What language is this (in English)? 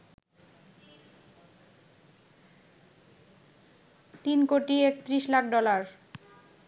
Bangla